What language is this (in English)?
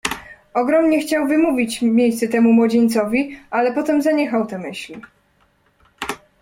Polish